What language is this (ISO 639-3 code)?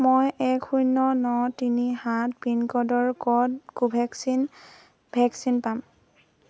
asm